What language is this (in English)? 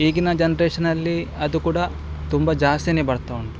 Kannada